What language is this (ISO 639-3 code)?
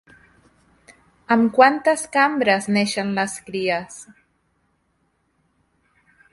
cat